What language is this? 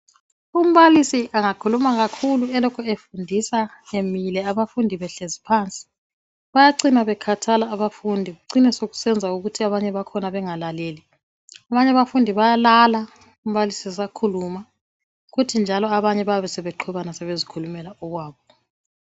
North Ndebele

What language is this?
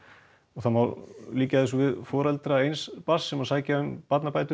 Icelandic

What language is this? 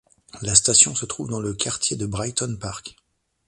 French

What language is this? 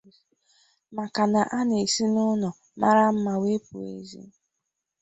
Igbo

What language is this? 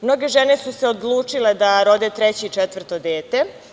Serbian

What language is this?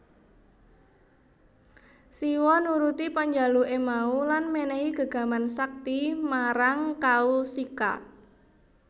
Javanese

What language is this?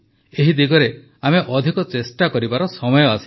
Odia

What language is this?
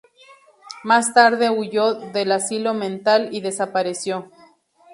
Spanish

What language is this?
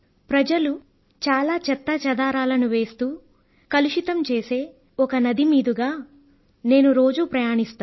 Telugu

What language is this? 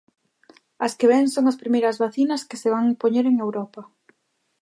Galician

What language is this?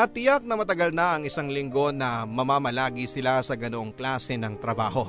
Filipino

